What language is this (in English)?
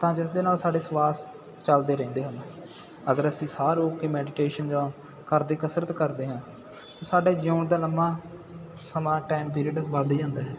Punjabi